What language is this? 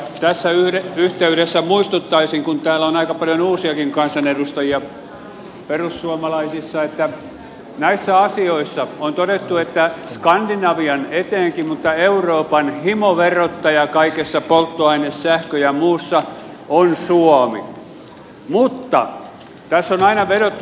Finnish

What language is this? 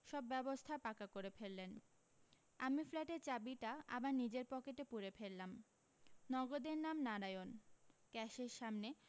Bangla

